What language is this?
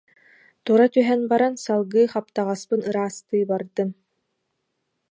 Yakut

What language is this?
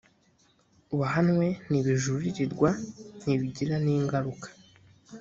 Kinyarwanda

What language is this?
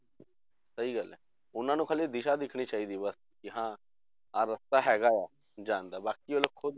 Punjabi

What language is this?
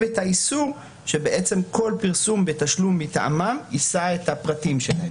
Hebrew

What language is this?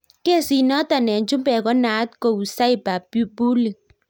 Kalenjin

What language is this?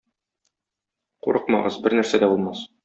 Tatar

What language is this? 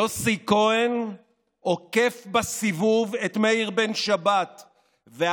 Hebrew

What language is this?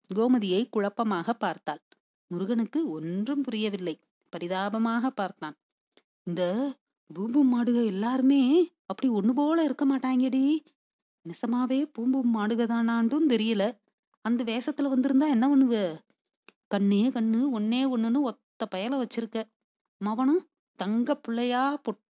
Tamil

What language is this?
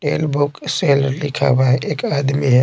Hindi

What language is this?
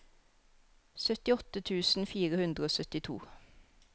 Norwegian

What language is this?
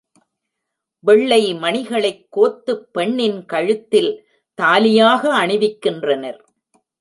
Tamil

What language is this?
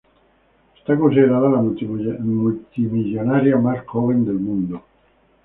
Spanish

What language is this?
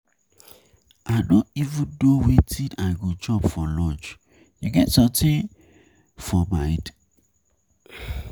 Nigerian Pidgin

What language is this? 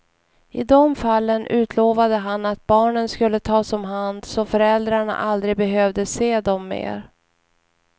Swedish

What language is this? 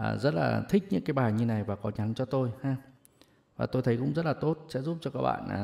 Vietnamese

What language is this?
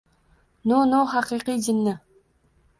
Uzbek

